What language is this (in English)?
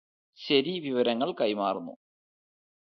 Malayalam